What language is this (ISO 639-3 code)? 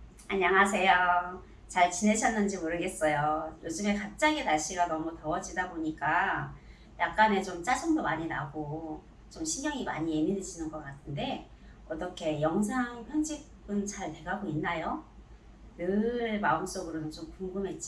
kor